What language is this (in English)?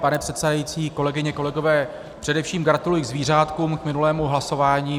Czech